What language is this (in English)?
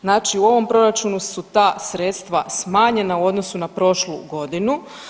Croatian